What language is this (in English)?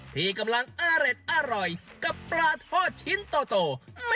Thai